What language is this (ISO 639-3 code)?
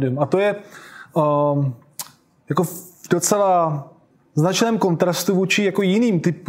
ces